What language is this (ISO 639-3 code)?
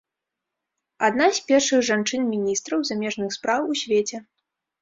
bel